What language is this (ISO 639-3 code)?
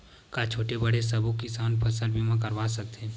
hne